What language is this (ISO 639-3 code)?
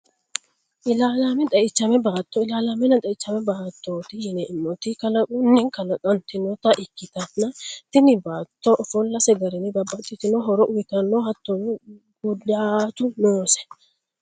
sid